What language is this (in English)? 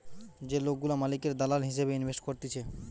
Bangla